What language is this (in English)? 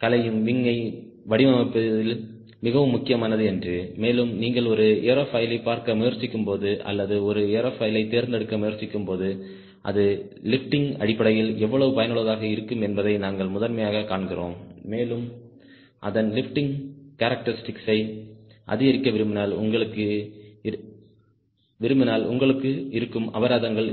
Tamil